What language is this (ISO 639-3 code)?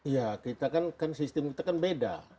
ind